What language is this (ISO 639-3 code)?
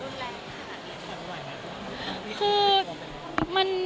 tha